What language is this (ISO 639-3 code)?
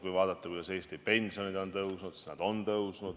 est